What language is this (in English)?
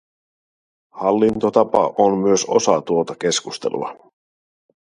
Finnish